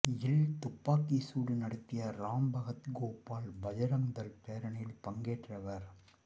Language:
Tamil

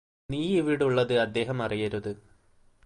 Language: Malayalam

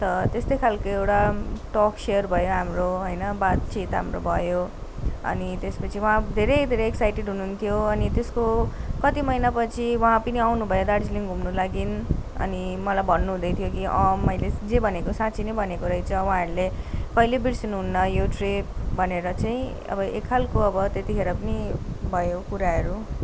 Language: Nepali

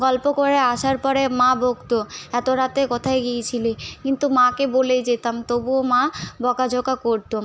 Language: Bangla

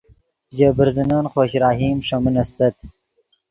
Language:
Yidgha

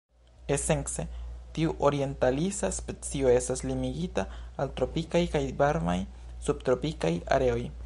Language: Esperanto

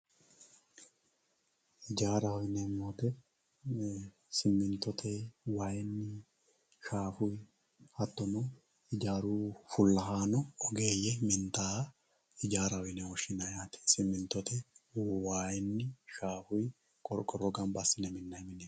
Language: Sidamo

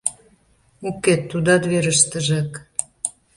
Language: Mari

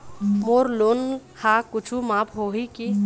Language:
Chhattisgarhi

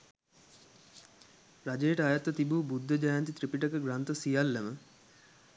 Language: Sinhala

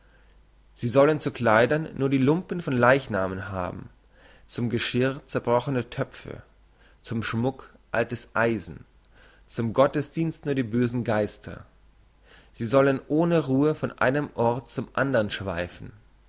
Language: German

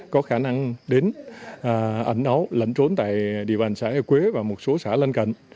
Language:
Vietnamese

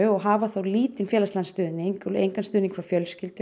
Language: Icelandic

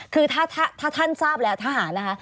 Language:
Thai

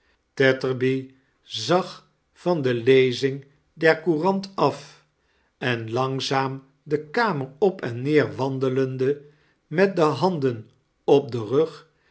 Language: Dutch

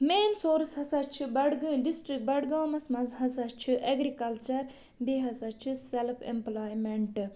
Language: Kashmiri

